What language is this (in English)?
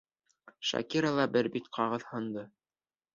Bashkir